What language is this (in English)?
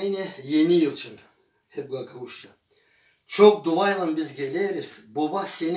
Turkish